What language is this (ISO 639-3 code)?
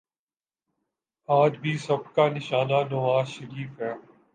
urd